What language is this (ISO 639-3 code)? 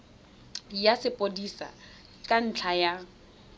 tsn